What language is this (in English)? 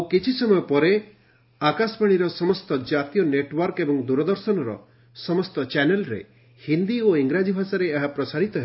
Odia